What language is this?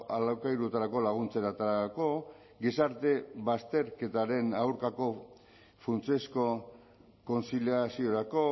Basque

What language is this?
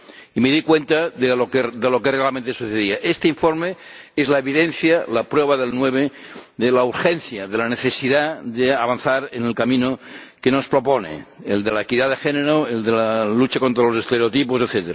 Spanish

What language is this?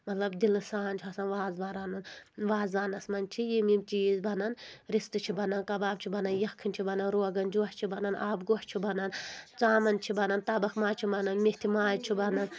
Kashmiri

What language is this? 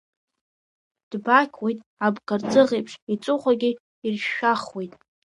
Abkhazian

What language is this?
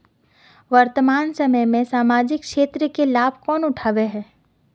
Magahi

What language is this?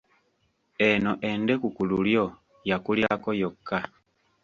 Ganda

